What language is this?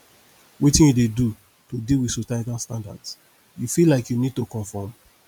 Nigerian Pidgin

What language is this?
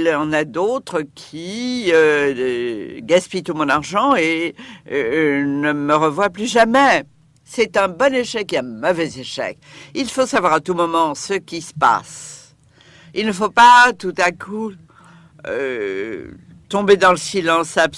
French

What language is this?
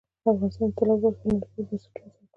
Pashto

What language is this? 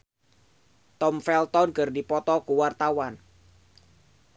Sundanese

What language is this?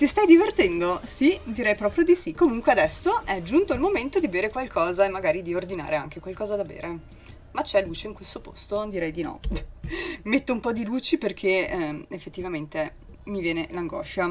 Italian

